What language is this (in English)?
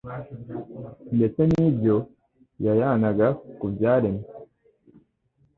Kinyarwanda